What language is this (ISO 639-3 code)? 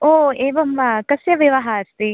san